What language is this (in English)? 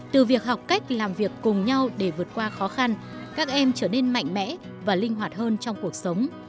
Vietnamese